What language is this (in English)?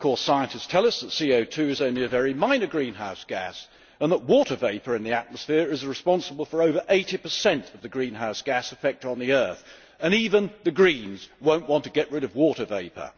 English